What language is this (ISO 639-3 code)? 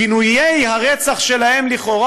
heb